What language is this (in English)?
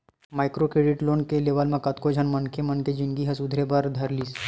Chhattisgarhi